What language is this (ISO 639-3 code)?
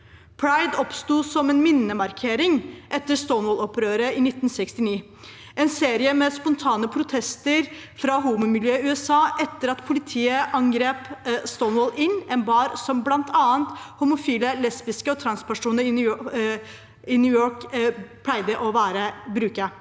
nor